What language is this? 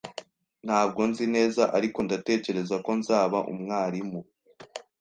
Kinyarwanda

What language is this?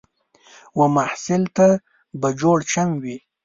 Pashto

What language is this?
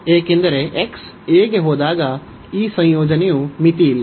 Kannada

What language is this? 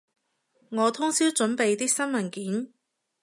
Cantonese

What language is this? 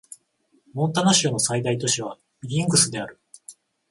Japanese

